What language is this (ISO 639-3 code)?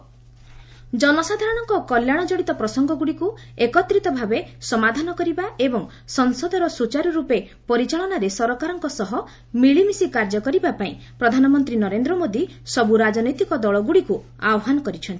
ori